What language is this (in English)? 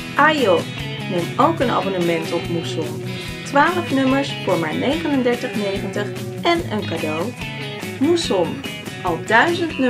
Dutch